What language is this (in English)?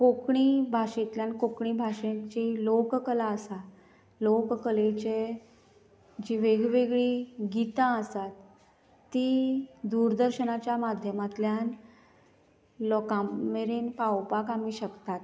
Konkani